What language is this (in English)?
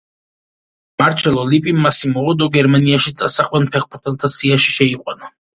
Georgian